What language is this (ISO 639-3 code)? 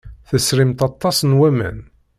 kab